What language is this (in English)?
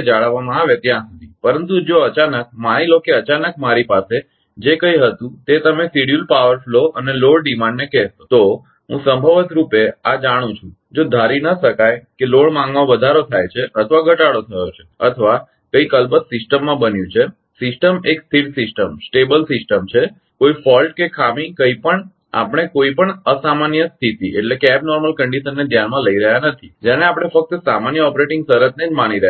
Gujarati